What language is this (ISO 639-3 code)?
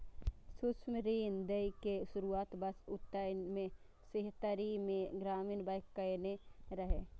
mai